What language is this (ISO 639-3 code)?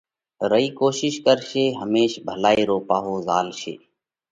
kvx